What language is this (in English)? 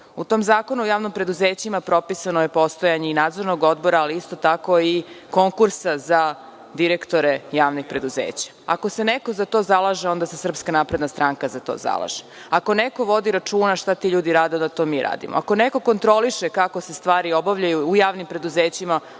Serbian